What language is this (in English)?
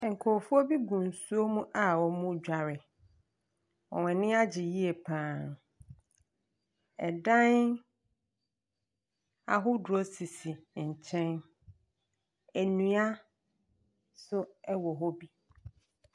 Akan